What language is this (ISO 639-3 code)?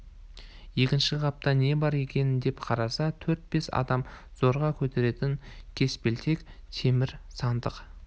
kaz